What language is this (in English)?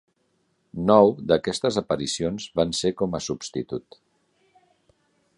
Catalan